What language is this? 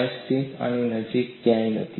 Gujarati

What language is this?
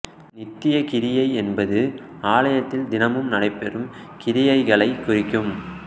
Tamil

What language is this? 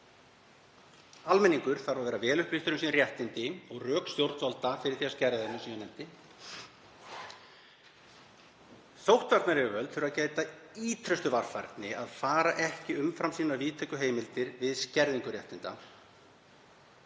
Icelandic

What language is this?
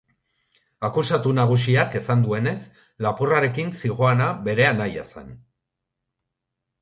Basque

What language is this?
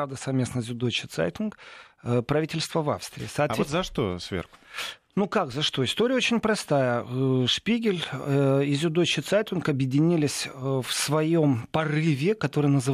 Russian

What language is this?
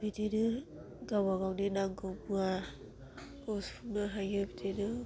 Bodo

